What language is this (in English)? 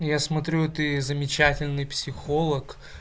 Russian